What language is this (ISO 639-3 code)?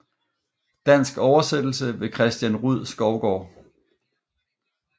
dan